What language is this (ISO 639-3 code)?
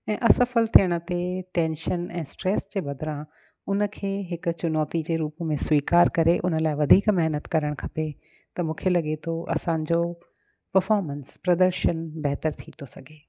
snd